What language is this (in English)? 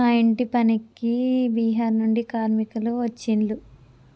Telugu